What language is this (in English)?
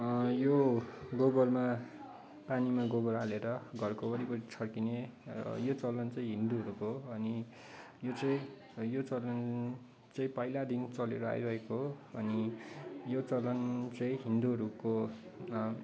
Nepali